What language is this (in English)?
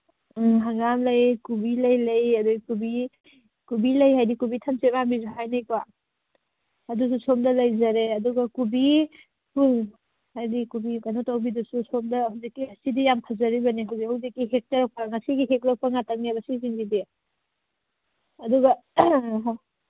Manipuri